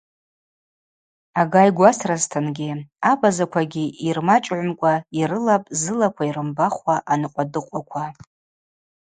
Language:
Abaza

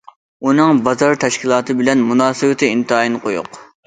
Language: Uyghur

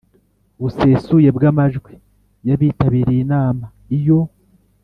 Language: Kinyarwanda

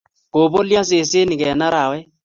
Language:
Kalenjin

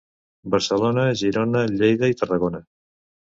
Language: Catalan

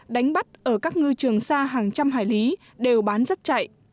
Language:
Vietnamese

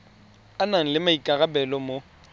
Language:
Tswana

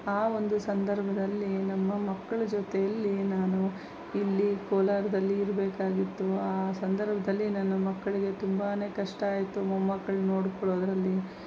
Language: Kannada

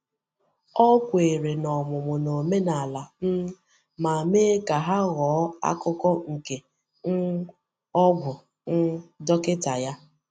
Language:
Igbo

